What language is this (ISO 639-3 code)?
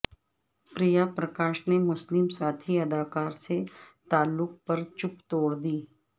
urd